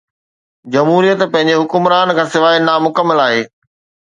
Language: Sindhi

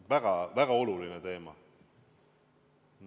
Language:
Estonian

